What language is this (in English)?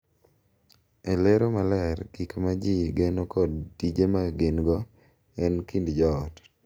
Luo (Kenya and Tanzania)